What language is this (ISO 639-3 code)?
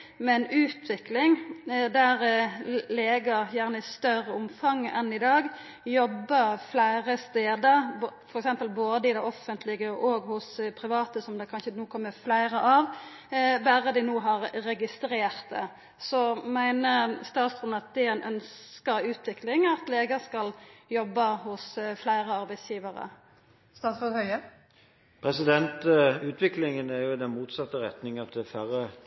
nor